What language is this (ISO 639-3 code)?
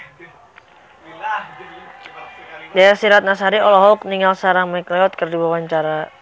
sun